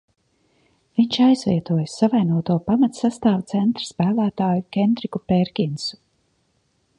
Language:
Latvian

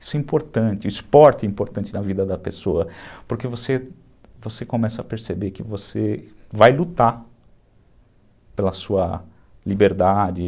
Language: Portuguese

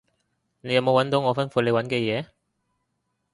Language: Cantonese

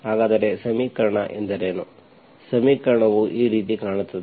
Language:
Kannada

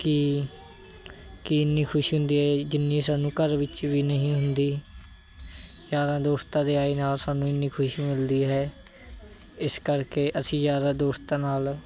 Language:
Punjabi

